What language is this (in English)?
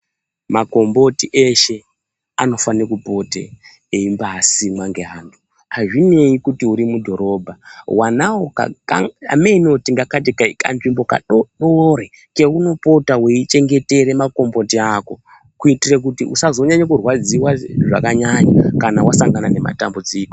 Ndau